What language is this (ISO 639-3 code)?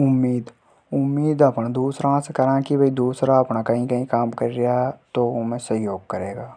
hoj